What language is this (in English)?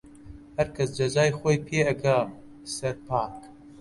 Central Kurdish